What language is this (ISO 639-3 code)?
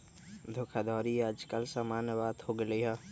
mag